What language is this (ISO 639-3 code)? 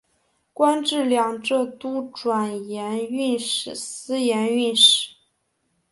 zho